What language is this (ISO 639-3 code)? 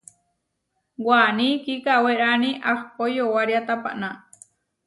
var